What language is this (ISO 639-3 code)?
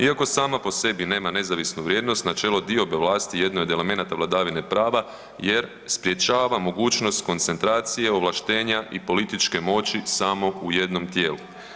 hrv